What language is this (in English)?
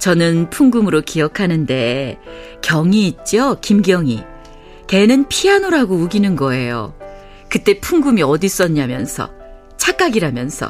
Korean